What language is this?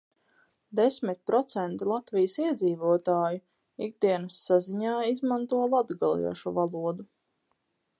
Latvian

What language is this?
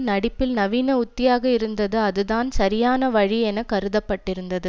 Tamil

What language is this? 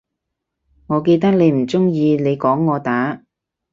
Cantonese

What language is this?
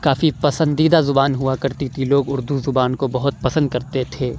Urdu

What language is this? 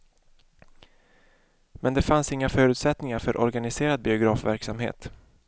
Swedish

